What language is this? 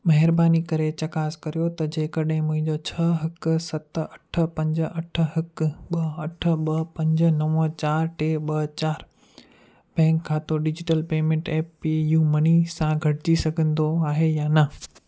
Sindhi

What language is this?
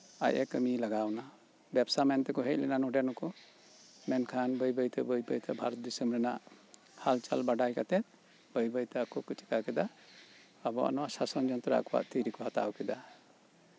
Santali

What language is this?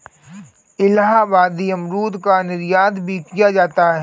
Hindi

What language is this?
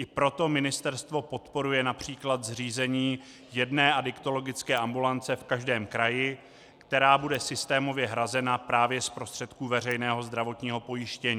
Czech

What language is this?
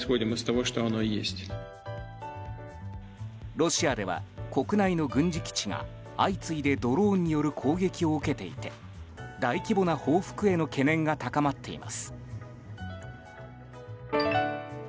Japanese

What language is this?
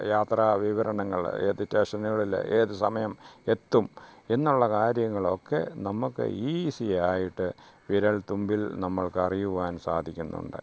Malayalam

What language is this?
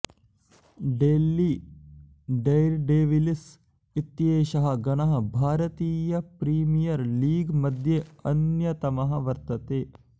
Sanskrit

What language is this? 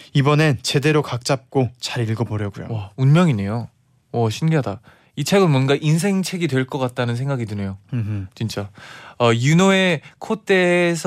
Korean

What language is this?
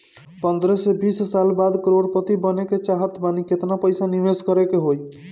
Bhojpuri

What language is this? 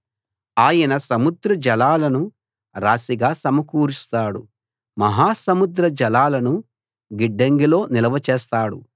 Telugu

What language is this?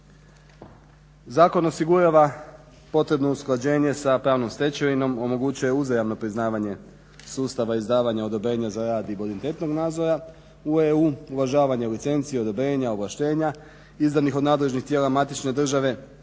Croatian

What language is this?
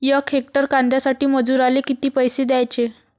Marathi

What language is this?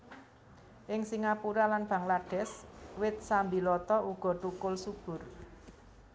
Javanese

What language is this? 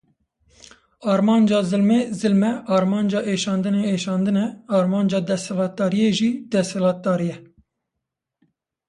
Kurdish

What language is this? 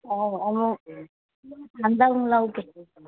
Manipuri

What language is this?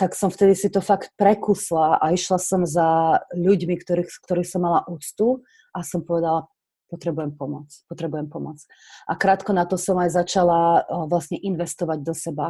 Slovak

